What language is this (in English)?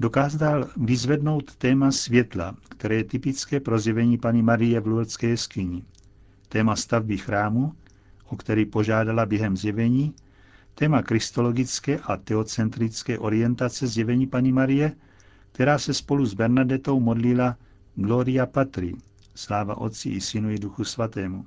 Czech